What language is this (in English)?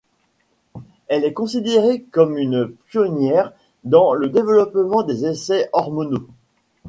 French